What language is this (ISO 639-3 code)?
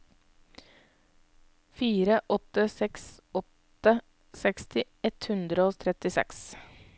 nor